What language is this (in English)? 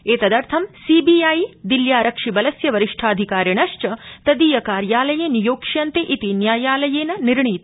Sanskrit